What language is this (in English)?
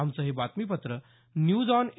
Marathi